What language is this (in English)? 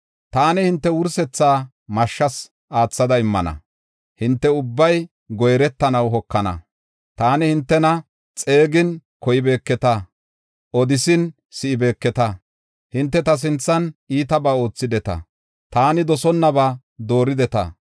Gofa